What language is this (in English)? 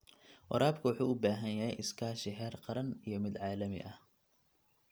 Somali